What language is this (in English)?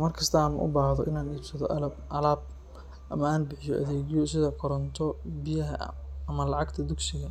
Somali